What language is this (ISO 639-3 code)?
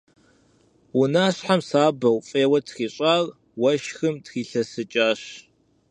kbd